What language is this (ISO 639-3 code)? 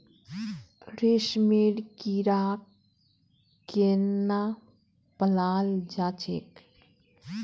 mag